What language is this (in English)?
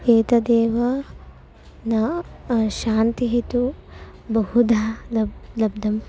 Sanskrit